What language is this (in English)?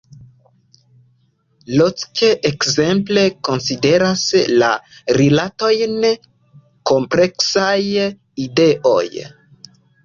Esperanto